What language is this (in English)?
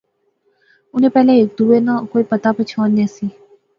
Pahari-Potwari